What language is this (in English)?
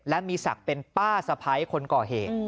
Thai